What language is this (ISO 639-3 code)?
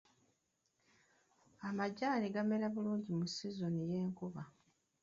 lug